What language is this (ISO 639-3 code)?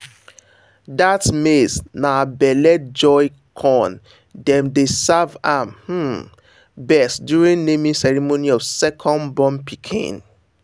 pcm